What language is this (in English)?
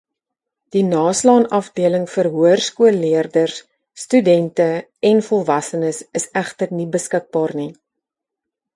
Afrikaans